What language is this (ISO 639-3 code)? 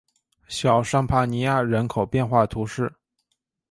zho